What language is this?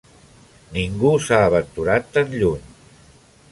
Catalan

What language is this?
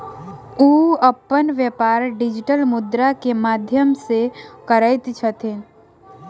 Maithili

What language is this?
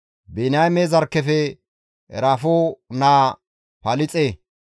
Gamo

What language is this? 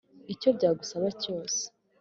Kinyarwanda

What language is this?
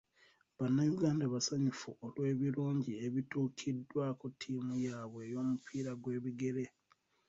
Ganda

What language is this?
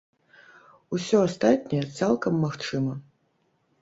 Belarusian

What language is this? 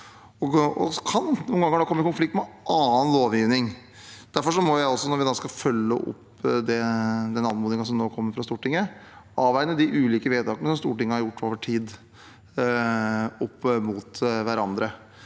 Norwegian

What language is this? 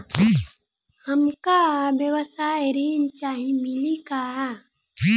Bhojpuri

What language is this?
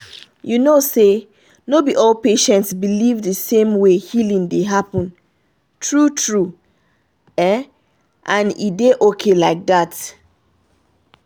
Nigerian Pidgin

